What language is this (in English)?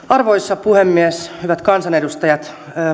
Finnish